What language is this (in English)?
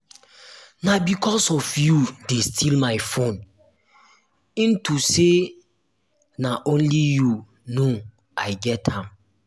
Nigerian Pidgin